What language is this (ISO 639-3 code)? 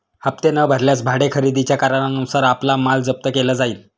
mar